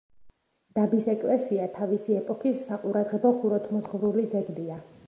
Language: Georgian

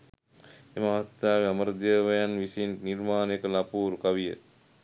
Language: Sinhala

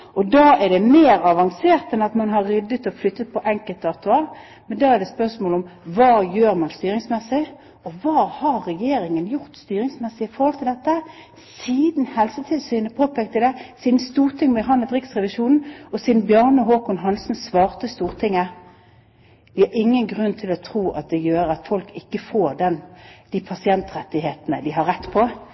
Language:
Norwegian Bokmål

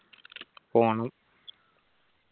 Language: Malayalam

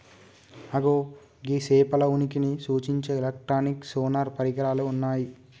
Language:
Telugu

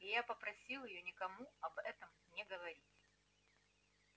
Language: Russian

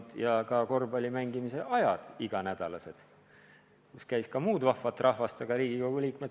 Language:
Estonian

